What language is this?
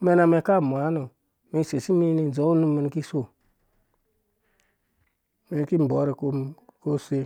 Dũya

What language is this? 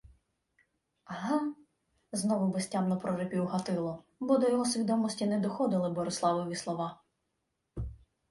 Ukrainian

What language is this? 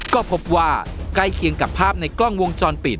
Thai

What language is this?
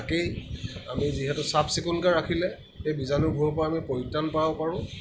Assamese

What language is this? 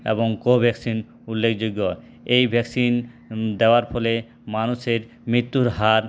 Bangla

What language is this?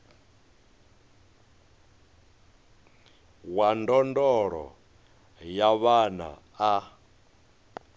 Venda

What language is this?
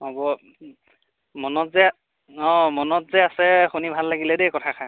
Assamese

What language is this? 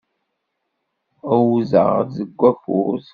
Kabyle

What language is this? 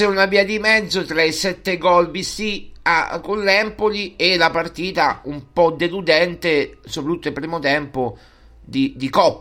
Italian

